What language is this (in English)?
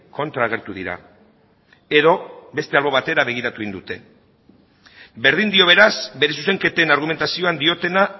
Basque